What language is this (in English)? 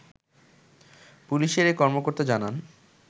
Bangla